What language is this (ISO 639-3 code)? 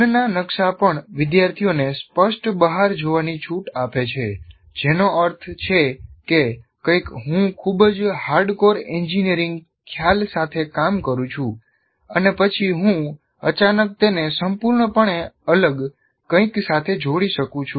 guj